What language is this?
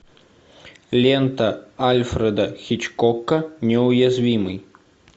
Russian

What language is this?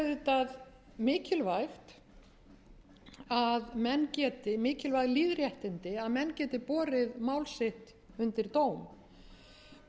Icelandic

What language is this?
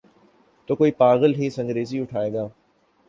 Urdu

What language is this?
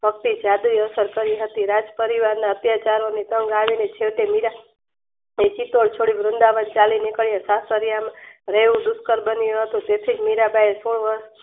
Gujarati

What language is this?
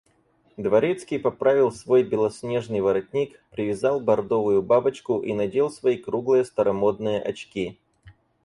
Russian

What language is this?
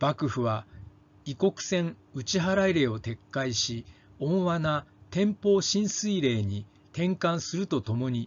Japanese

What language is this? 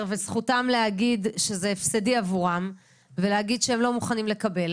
Hebrew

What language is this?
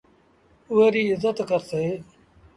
Sindhi Bhil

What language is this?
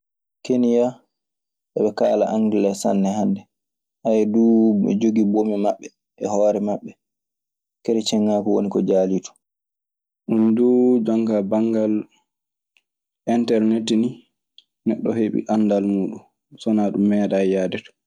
Maasina Fulfulde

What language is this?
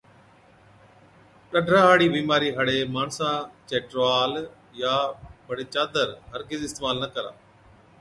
Od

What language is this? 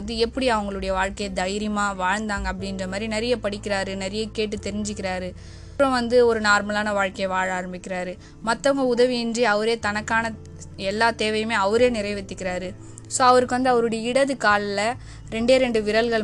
Tamil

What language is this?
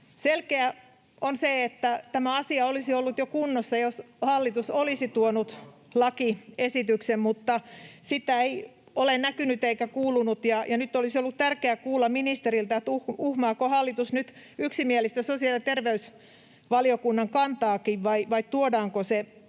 Finnish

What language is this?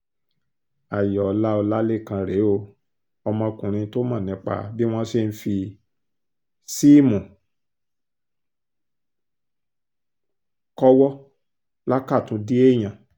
Yoruba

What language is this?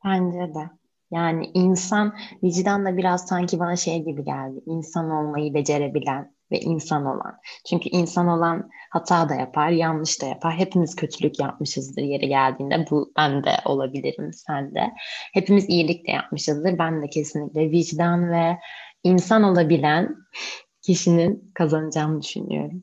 Turkish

